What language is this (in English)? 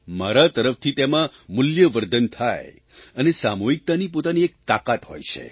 Gujarati